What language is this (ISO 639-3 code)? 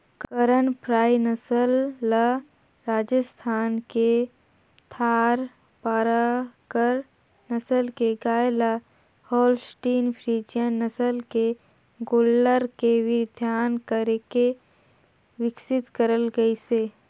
hne